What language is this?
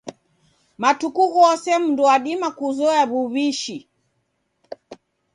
Taita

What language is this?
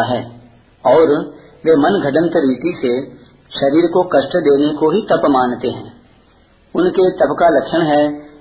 Hindi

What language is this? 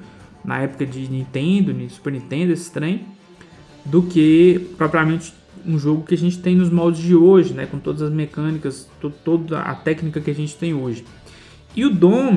Portuguese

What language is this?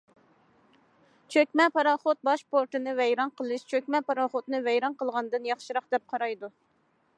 Uyghur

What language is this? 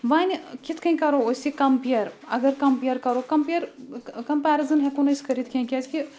Kashmiri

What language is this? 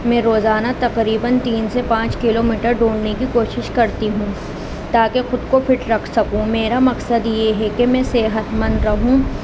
Urdu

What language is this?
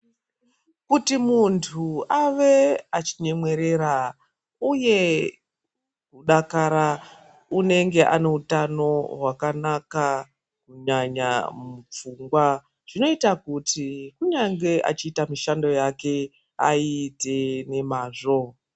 Ndau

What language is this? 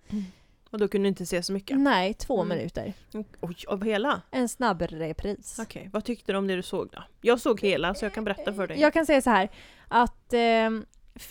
Swedish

